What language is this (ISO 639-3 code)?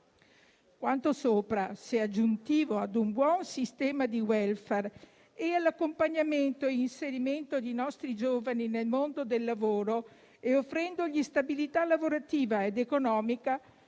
ita